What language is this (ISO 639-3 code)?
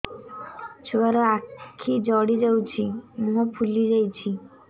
ori